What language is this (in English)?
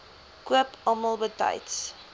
Afrikaans